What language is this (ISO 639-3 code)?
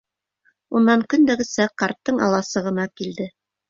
bak